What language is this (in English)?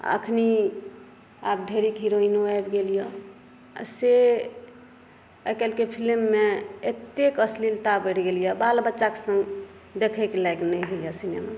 Maithili